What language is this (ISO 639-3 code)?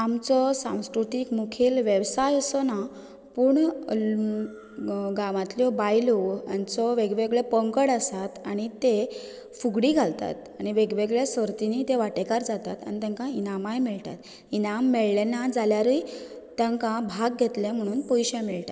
kok